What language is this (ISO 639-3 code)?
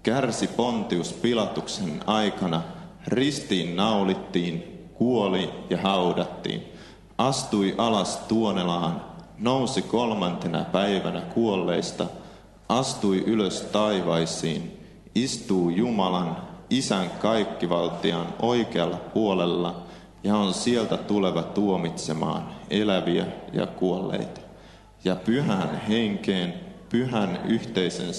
fin